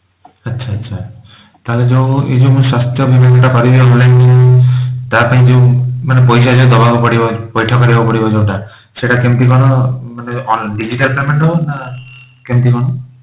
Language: Odia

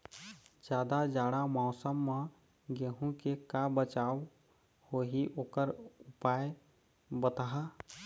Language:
Chhattisgarhi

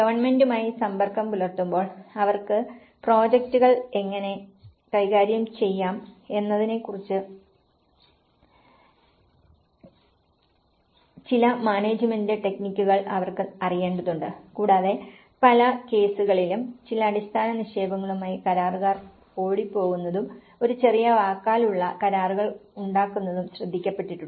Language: Malayalam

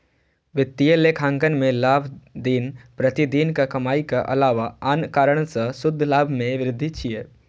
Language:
Maithili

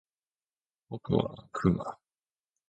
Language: Japanese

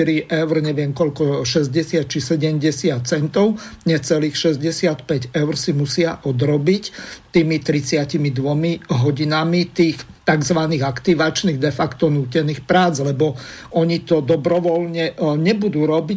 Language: Slovak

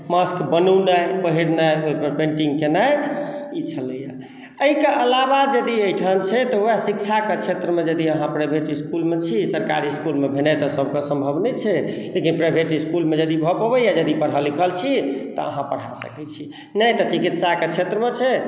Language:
Maithili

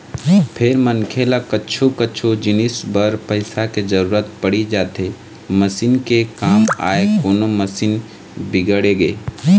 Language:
Chhattisgarhi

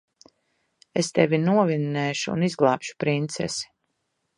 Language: Latvian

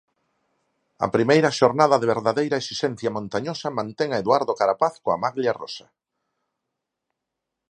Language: Galician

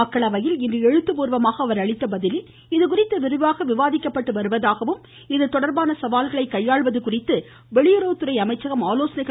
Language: Tamil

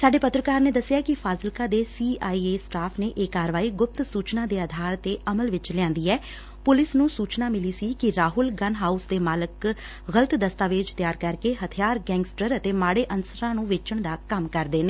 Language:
Punjabi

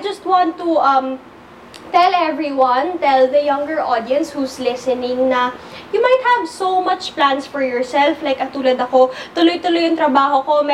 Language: Filipino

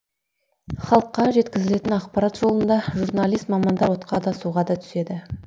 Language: Kazakh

